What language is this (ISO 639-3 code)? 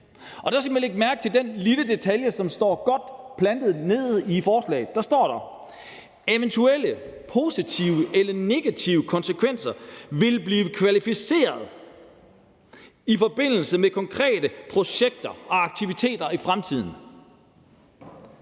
dan